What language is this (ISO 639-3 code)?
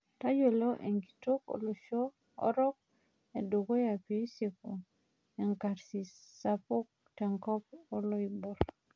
mas